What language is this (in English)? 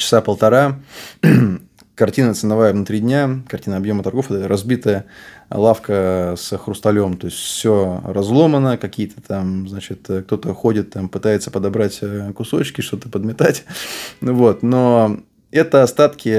Russian